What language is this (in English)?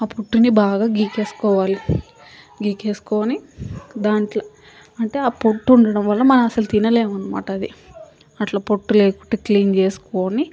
Telugu